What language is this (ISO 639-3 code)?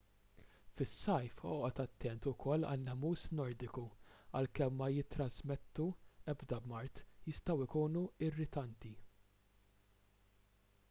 mlt